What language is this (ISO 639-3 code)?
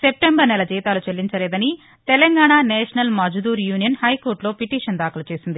tel